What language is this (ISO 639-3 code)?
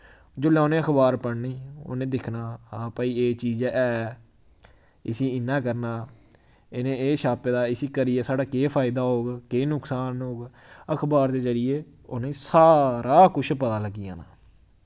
doi